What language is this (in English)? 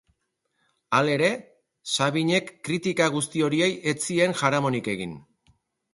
Basque